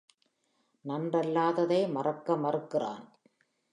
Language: Tamil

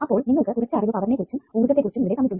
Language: Malayalam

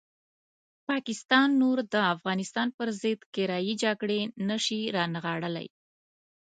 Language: Pashto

